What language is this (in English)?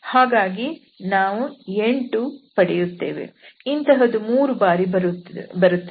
Kannada